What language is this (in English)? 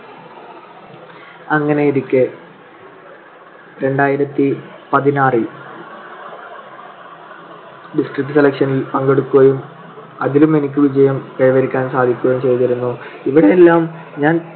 Malayalam